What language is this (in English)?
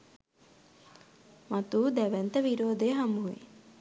Sinhala